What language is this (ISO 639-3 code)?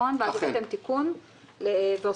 heb